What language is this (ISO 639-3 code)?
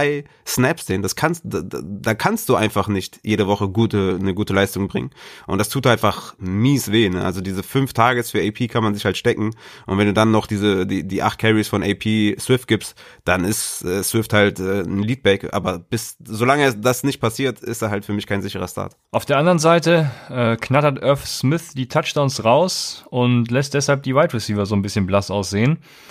deu